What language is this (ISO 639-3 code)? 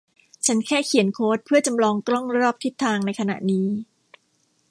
tha